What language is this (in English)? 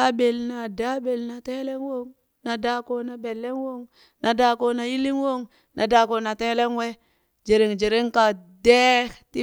Burak